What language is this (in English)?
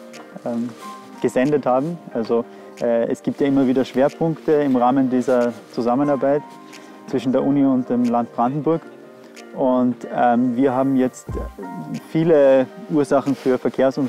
German